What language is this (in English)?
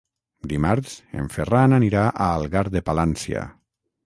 Catalan